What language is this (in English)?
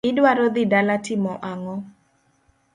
Luo (Kenya and Tanzania)